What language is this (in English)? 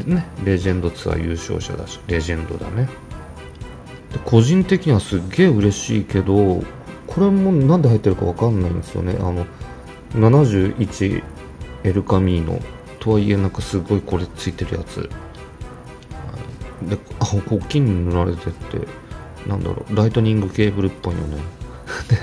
Japanese